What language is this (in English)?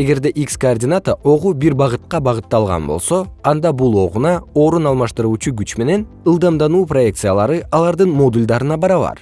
Kyrgyz